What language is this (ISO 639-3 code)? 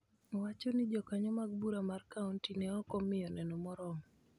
luo